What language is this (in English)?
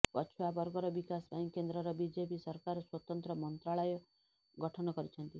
Odia